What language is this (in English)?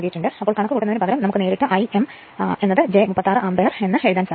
Malayalam